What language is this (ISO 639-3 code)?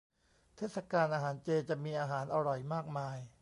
tha